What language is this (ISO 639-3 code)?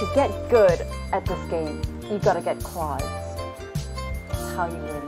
eng